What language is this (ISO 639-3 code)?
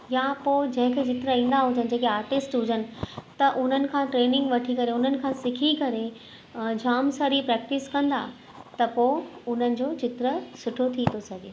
snd